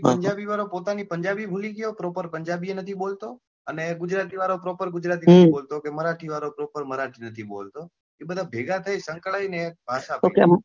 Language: Gujarati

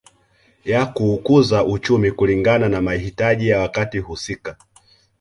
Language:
Swahili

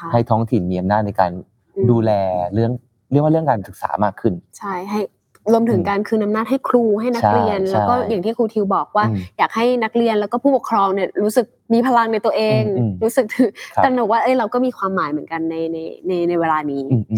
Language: Thai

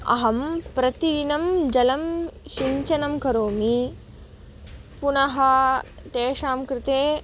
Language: Sanskrit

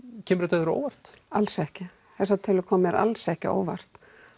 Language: Icelandic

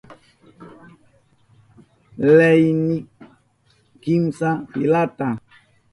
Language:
Southern Pastaza Quechua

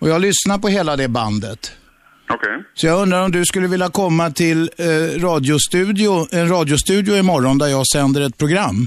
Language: Swedish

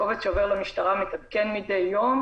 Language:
Hebrew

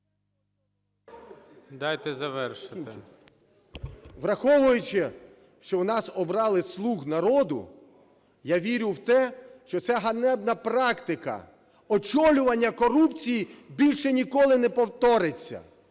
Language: Ukrainian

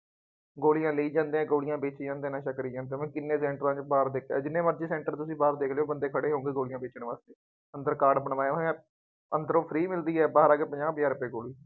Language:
Punjabi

